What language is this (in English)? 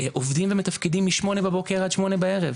Hebrew